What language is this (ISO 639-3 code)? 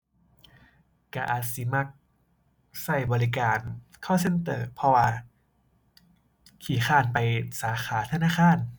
tha